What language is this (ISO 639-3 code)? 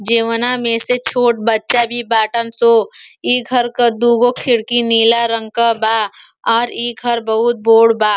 bho